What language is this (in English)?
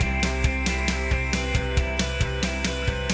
Indonesian